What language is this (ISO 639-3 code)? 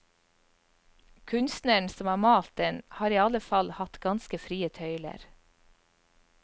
nor